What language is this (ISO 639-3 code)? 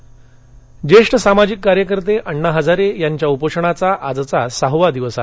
mar